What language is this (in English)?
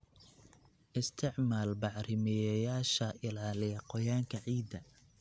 Somali